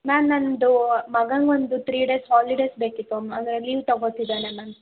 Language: Kannada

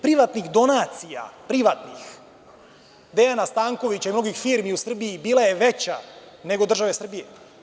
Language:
Serbian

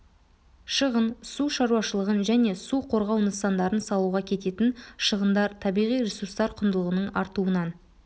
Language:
Kazakh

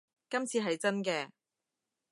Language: Cantonese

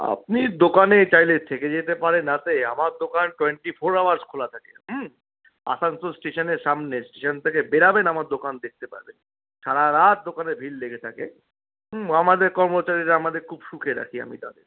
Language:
Bangla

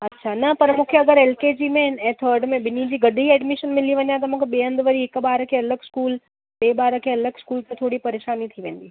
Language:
Sindhi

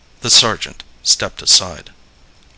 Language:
English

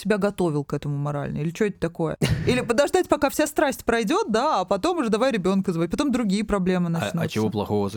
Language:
Russian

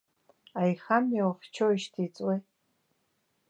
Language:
Abkhazian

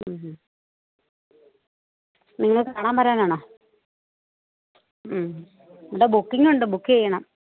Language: Malayalam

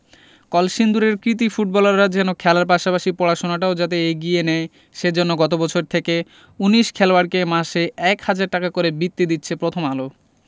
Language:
Bangla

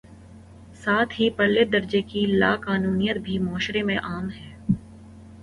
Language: Urdu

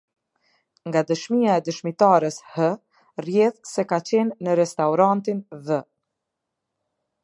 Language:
Albanian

